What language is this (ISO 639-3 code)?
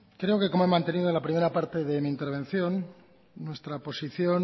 spa